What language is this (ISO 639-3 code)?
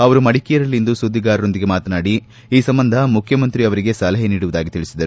kan